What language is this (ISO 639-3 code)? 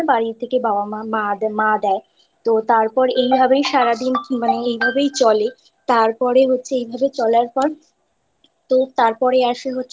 ben